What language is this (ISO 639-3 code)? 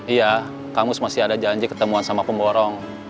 ind